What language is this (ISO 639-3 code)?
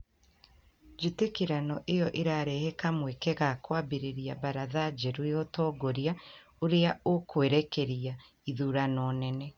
kik